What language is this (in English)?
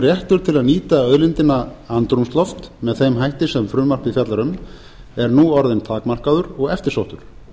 Icelandic